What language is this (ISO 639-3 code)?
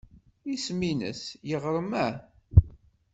kab